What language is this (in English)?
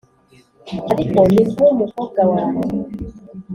Kinyarwanda